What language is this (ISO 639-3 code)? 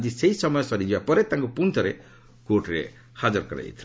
ori